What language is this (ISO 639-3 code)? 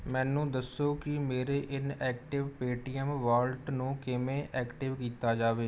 pan